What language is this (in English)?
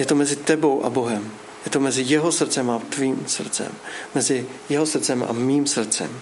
Czech